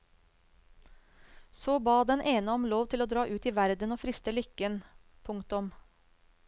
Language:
Norwegian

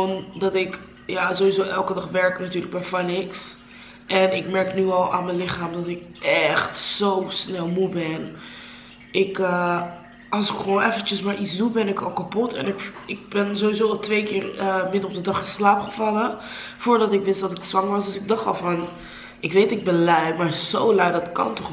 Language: Dutch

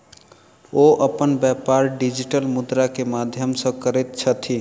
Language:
Maithili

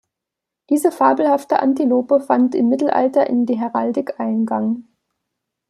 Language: German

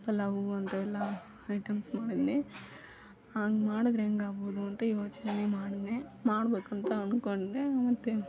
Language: Kannada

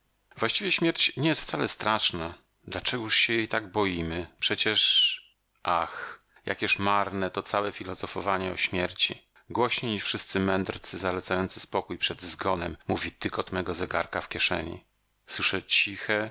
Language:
Polish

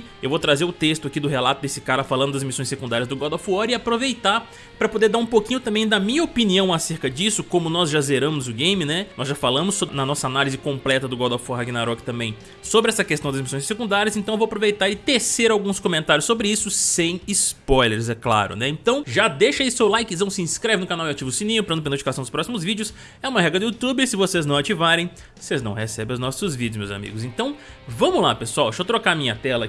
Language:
Portuguese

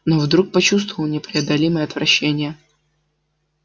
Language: Russian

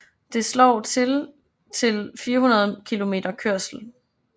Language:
Danish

